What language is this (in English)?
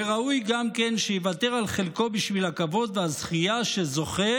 Hebrew